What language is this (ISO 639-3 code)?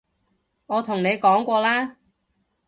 yue